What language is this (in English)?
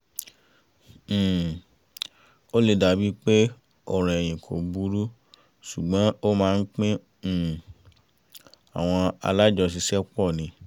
Yoruba